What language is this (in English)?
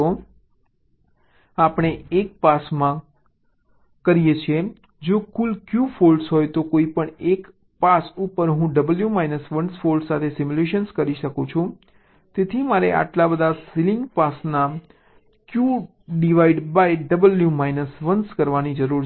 Gujarati